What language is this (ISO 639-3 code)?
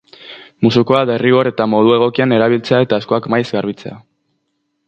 eus